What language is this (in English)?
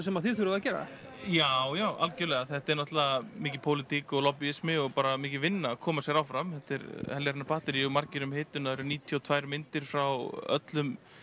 Icelandic